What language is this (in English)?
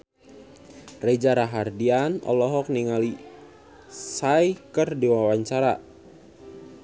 Sundanese